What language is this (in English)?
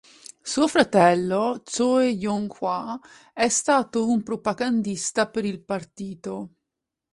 Italian